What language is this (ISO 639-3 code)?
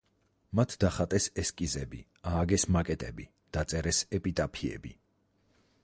kat